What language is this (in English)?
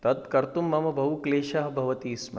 Sanskrit